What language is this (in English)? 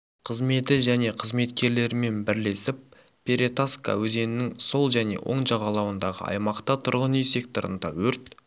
Kazakh